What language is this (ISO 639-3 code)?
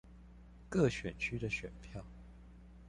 zho